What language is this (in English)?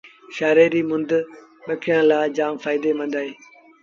Sindhi Bhil